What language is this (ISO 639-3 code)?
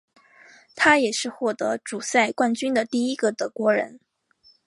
zho